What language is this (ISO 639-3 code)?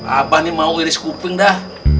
ind